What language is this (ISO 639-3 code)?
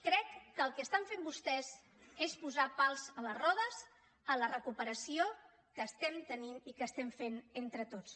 cat